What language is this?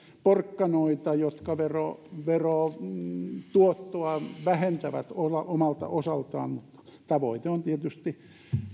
Finnish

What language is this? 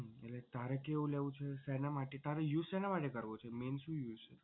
Gujarati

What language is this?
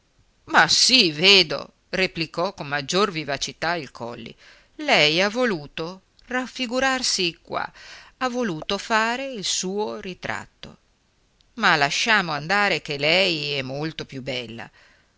Italian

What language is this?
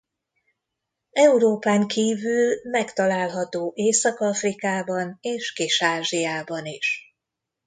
Hungarian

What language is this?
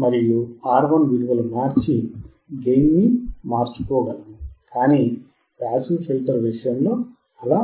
Telugu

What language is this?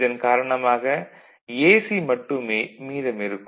Tamil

